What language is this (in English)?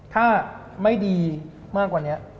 Thai